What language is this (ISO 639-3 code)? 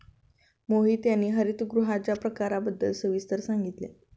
mar